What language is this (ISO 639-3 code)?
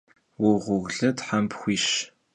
kbd